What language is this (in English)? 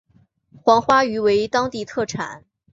Chinese